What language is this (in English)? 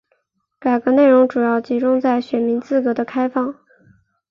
Chinese